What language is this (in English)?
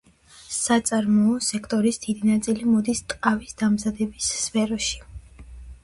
Georgian